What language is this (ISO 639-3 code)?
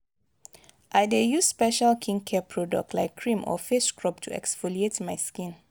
pcm